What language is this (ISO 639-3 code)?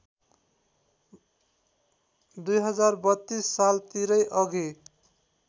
nep